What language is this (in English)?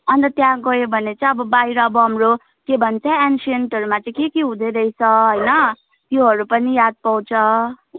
Nepali